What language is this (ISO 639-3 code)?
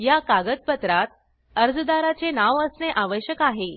mar